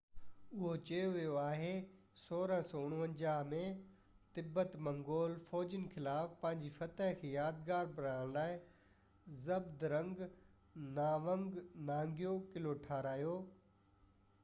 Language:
Sindhi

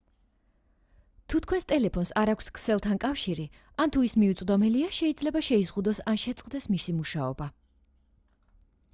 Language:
Georgian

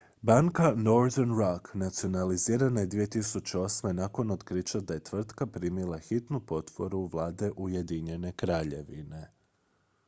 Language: Croatian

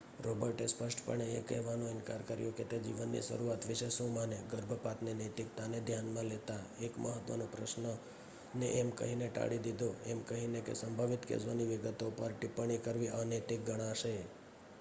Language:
Gujarati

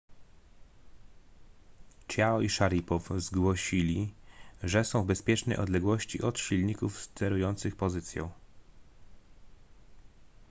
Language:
Polish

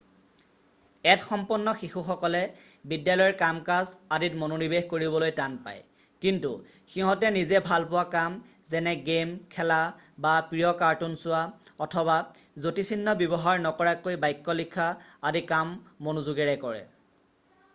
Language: Assamese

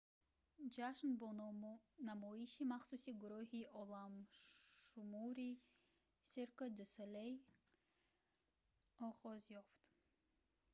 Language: Tajik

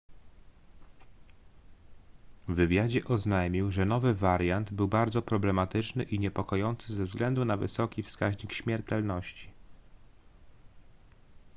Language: Polish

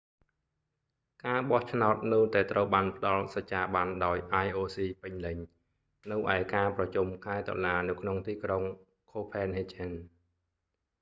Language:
Khmer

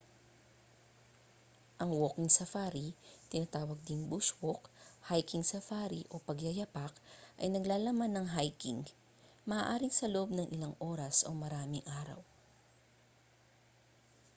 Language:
Filipino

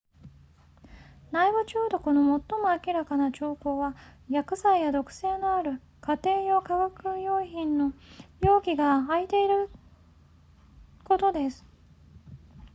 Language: Japanese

